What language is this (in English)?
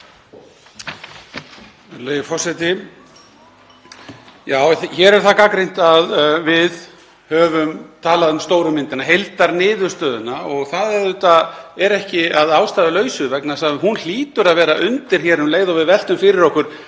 Icelandic